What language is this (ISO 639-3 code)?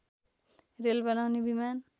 nep